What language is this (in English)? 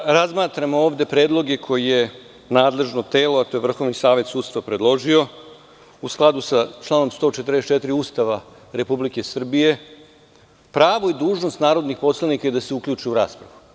Serbian